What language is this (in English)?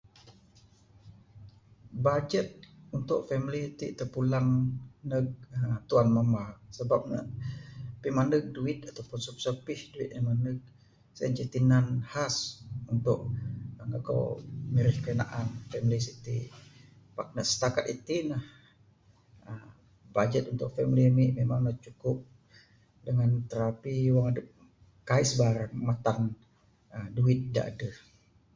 Bukar-Sadung Bidayuh